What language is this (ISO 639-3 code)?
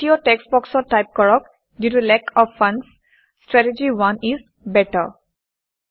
asm